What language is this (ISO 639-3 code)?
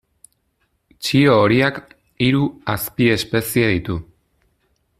eus